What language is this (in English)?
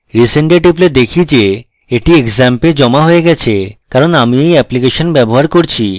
Bangla